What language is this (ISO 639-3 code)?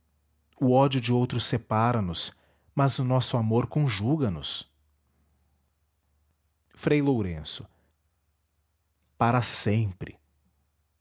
por